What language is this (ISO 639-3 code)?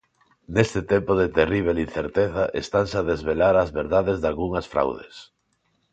glg